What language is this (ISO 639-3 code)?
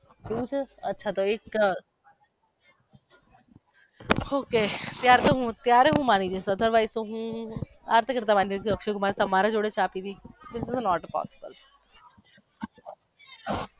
guj